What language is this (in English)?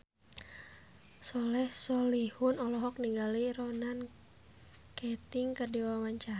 Sundanese